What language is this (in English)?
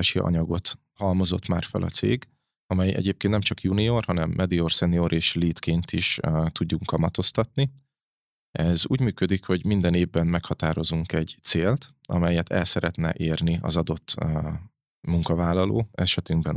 Hungarian